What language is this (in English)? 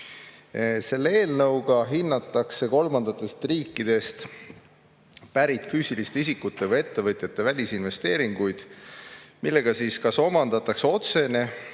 Estonian